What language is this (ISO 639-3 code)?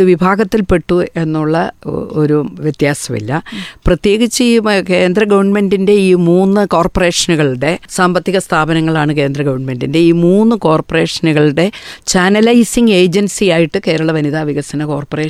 mal